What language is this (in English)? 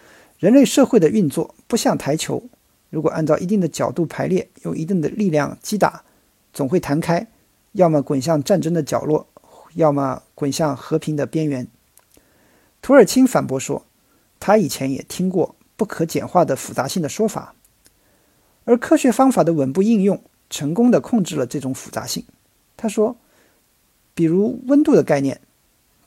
Chinese